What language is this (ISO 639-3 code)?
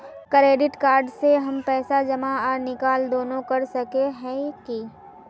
mag